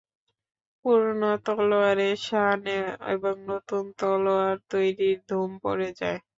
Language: Bangla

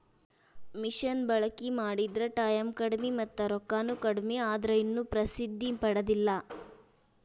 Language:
Kannada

